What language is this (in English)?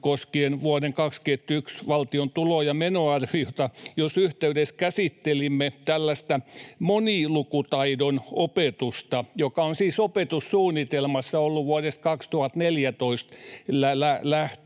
Finnish